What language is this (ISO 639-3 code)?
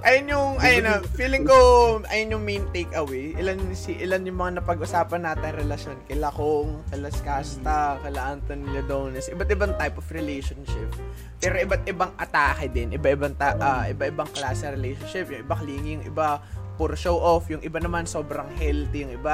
fil